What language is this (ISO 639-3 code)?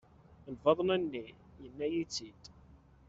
kab